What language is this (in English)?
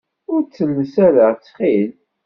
Kabyle